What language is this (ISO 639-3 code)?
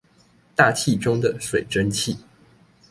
zho